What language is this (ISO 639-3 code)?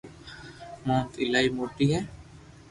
lrk